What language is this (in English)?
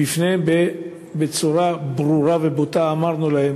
Hebrew